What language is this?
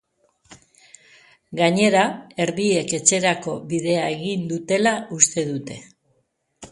Basque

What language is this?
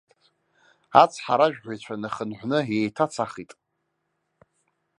Abkhazian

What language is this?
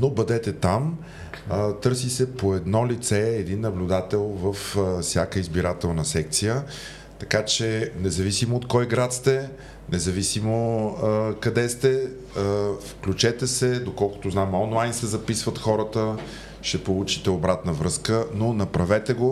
Bulgarian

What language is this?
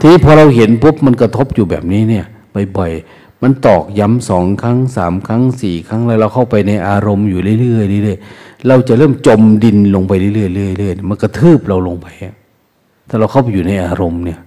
Thai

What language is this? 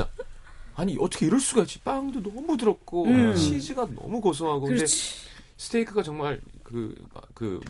Korean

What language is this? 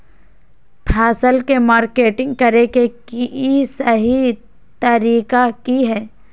Magahi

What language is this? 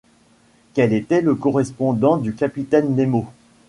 French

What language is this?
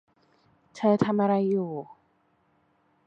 Thai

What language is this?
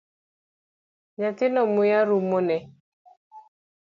Luo (Kenya and Tanzania)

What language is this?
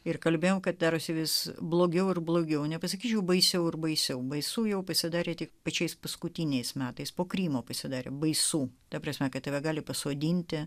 Lithuanian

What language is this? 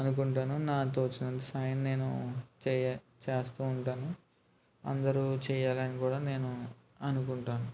Telugu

